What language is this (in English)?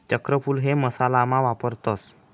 Marathi